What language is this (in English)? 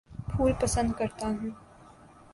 Urdu